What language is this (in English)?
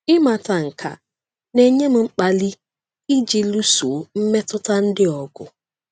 Igbo